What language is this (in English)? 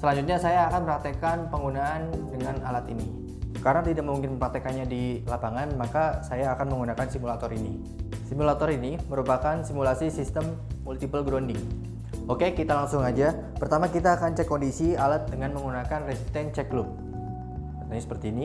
Indonesian